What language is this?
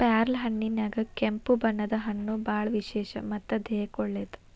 Kannada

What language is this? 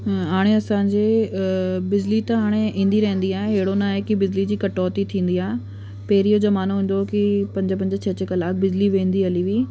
Sindhi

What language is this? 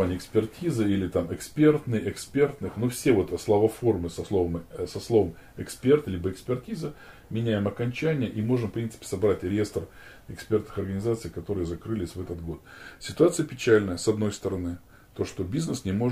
Russian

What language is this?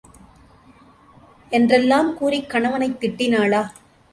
Tamil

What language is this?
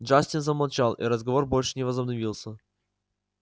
Russian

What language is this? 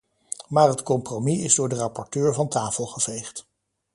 Dutch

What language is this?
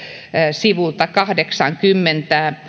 Finnish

